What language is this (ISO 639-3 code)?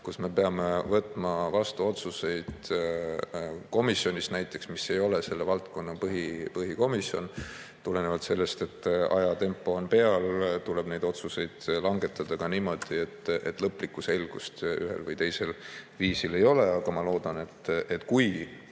est